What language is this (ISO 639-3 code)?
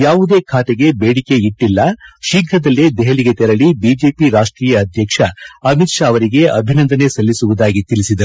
kan